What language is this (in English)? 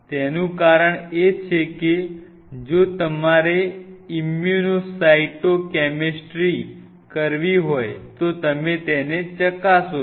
Gujarati